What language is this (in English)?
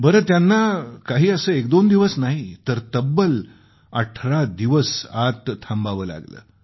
Marathi